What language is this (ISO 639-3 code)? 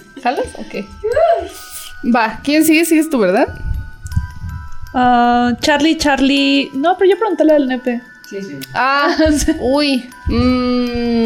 spa